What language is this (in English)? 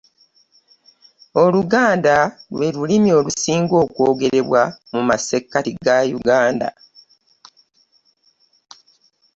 Ganda